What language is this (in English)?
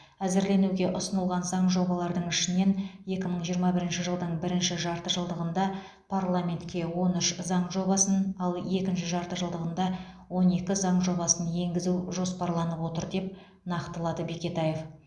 Kazakh